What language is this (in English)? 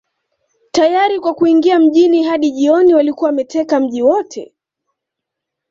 Swahili